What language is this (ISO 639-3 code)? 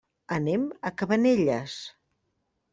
cat